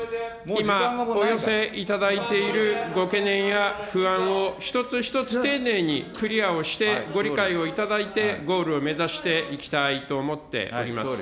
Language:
Japanese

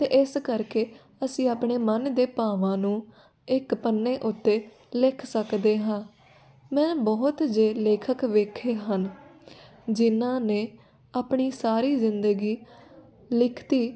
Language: Punjabi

